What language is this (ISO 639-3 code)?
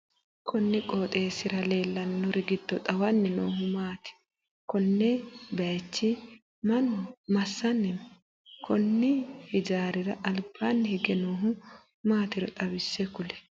sid